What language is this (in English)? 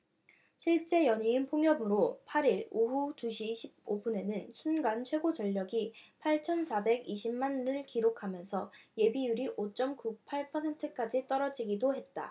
Korean